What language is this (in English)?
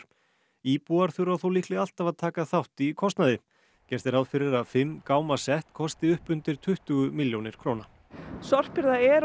Icelandic